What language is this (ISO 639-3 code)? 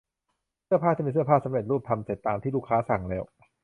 tha